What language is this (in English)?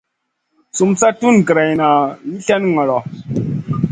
Masana